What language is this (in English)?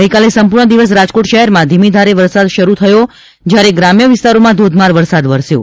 Gujarati